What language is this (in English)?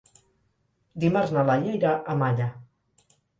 Catalan